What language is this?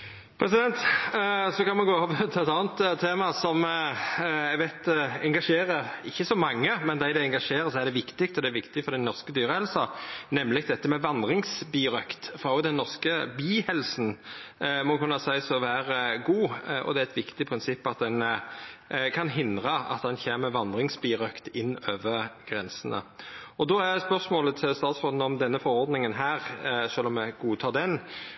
Norwegian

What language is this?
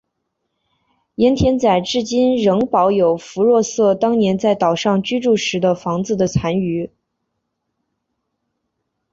Chinese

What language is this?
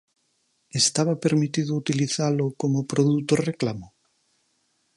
Galician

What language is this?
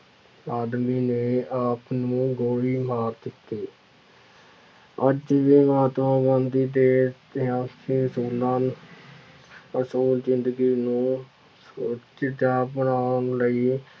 Punjabi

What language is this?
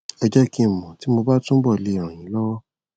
Yoruba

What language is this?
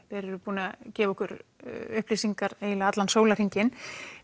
Icelandic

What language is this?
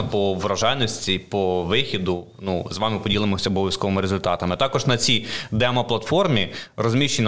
Ukrainian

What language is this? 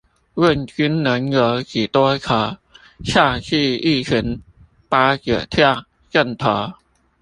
Chinese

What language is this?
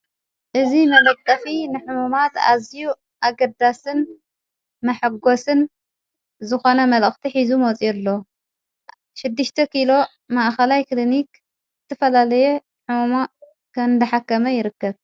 Tigrinya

